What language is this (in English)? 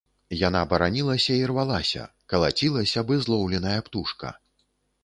Belarusian